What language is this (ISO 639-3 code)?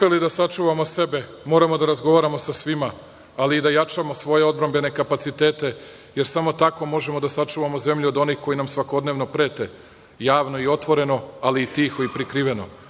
srp